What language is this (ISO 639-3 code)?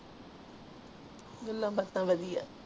pan